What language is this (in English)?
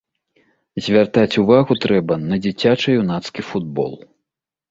Belarusian